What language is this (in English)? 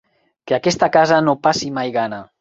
Catalan